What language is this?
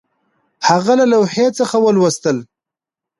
Pashto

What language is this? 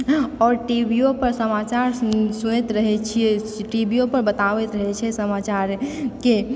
Maithili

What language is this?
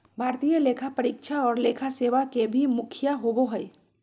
Magahi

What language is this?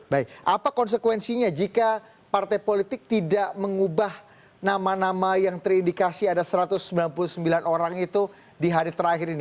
Indonesian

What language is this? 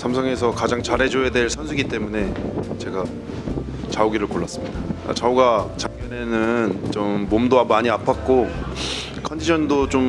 Korean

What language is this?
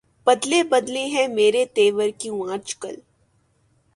Urdu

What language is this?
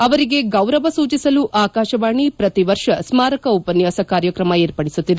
Kannada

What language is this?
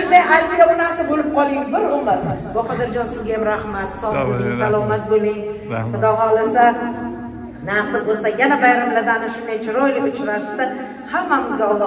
Turkish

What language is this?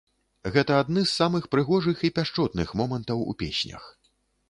Belarusian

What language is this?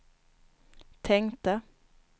Swedish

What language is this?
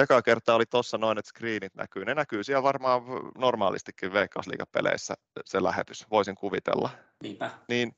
Finnish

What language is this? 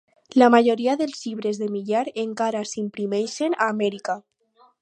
Catalan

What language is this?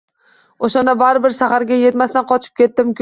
Uzbek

